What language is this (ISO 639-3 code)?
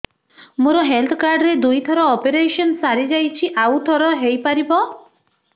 ori